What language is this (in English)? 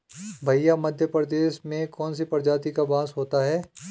Hindi